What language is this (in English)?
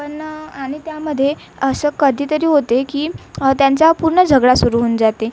Marathi